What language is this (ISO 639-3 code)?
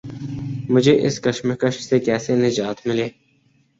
urd